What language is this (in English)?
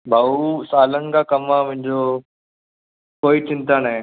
Sindhi